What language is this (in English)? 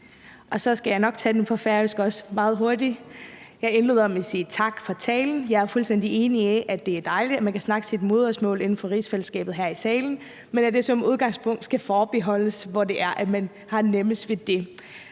Danish